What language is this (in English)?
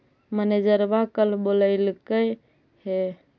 Magahi